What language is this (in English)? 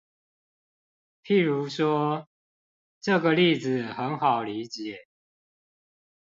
Chinese